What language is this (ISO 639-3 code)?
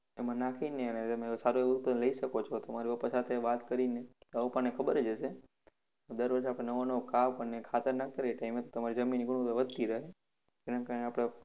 guj